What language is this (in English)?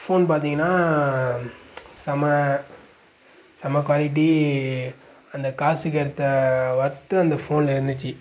Tamil